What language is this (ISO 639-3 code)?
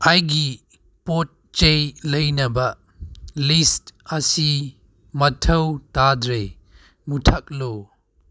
mni